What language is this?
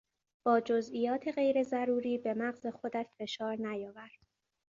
Persian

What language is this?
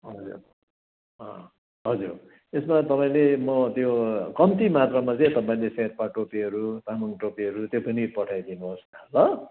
Nepali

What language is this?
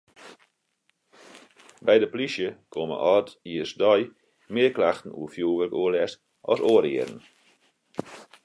Western Frisian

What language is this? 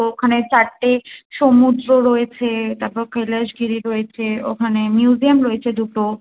Bangla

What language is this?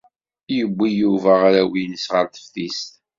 Kabyle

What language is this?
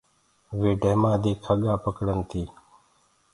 Gurgula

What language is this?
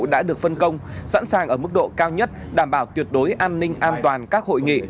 Vietnamese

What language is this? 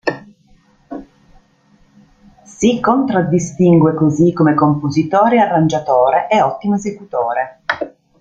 Italian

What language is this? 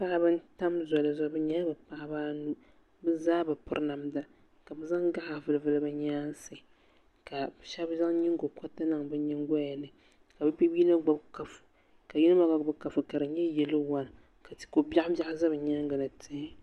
Dagbani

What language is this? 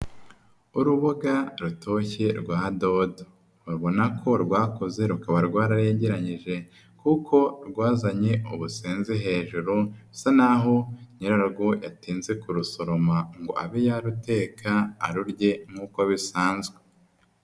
Kinyarwanda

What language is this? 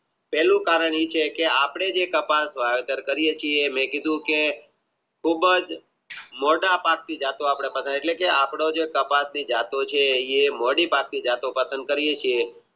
Gujarati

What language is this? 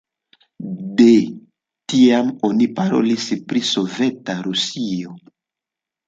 Esperanto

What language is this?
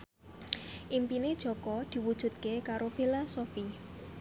Javanese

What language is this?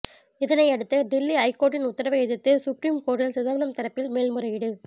Tamil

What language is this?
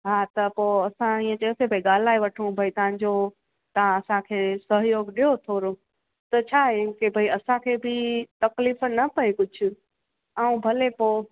Sindhi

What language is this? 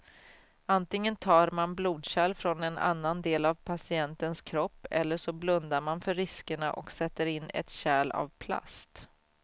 Swedish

